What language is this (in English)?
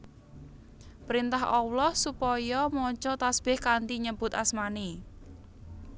Javanese